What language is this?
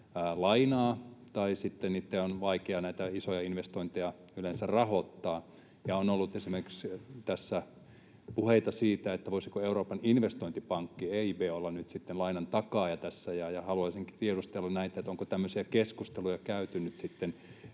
Finnish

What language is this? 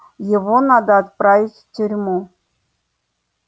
Russian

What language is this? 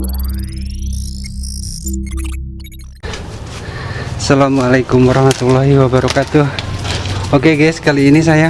Indonesian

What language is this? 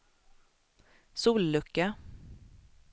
Swedish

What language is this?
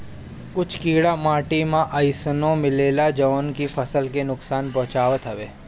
Bhojpuri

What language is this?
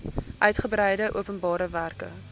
Afrikaans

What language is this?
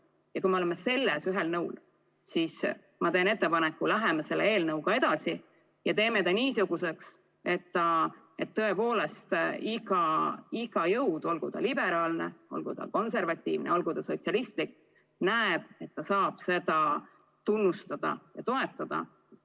Estonian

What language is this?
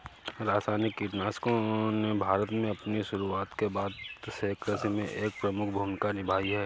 Hindi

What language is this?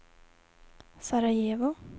Swedish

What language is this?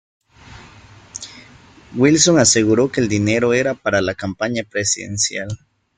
Spanish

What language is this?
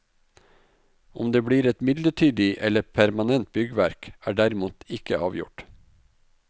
Norwegian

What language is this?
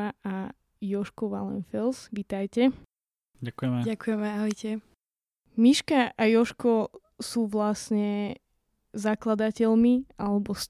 Slovak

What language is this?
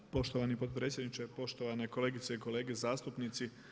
Croatian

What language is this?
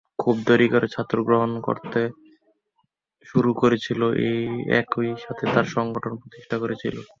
Bangla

